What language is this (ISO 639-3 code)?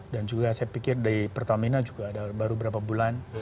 ind